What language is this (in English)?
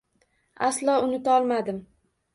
Uzbek